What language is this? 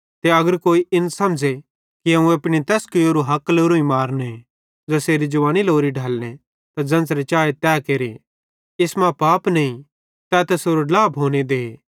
Bhadrawahi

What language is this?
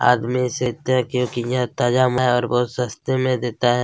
Hindi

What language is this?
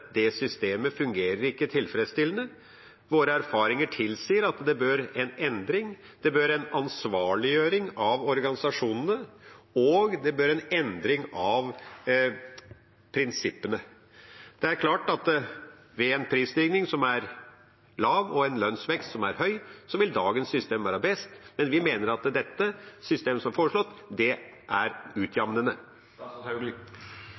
Norwegian Bokmål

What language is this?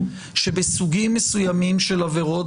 Hebrew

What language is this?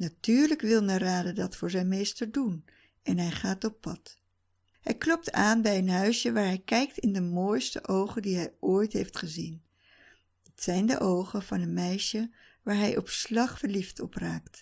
Dutch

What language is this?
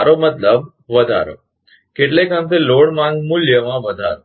Gujarati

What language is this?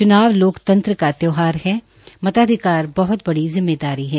Hindi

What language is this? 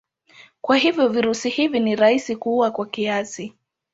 Swahili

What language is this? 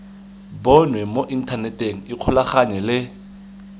Tswana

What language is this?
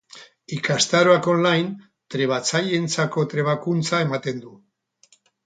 Basque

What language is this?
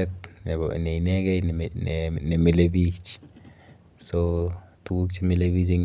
Kalenjin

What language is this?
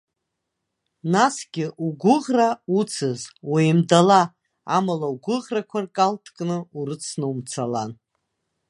Abkhazian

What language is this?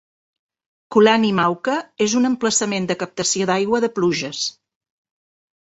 Catalan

